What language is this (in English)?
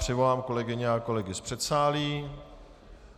Czech